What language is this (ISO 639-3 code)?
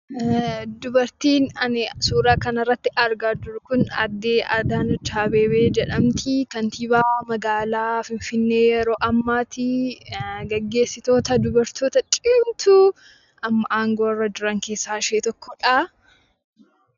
orm